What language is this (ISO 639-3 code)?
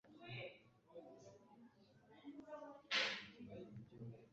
kin